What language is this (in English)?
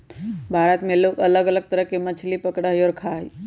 Magahi